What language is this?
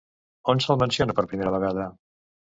Catalan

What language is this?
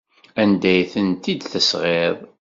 Kabyle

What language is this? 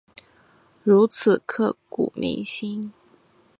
Chinese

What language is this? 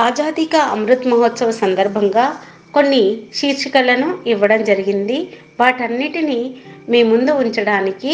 Telugu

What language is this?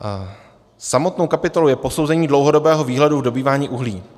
Czech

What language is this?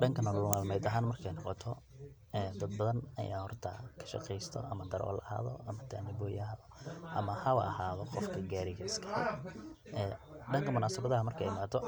Somali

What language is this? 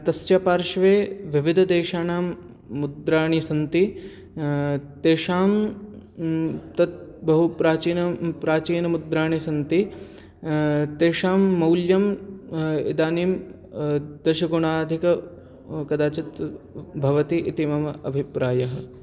Sanskrit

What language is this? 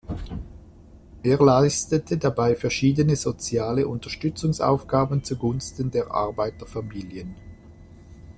German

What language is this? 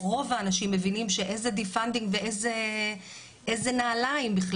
Hebrew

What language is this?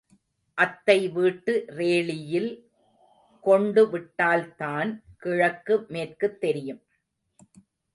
Tamil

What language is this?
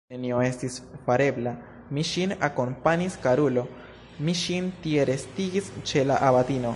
Esperanto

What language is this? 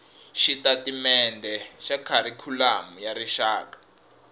Tsonga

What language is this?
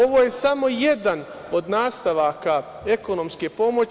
Serbian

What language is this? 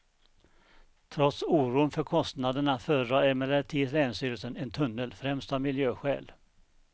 Swedish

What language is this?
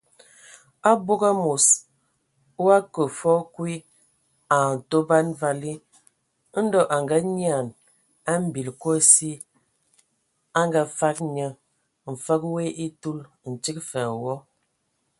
Ewondo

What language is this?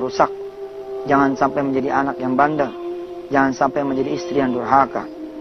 Indonesian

